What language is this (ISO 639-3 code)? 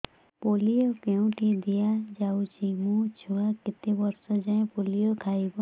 ori